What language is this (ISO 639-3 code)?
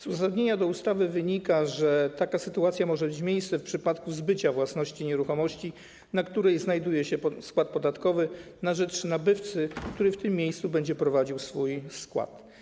pol